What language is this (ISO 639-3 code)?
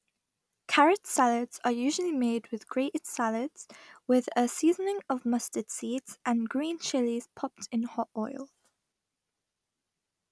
eng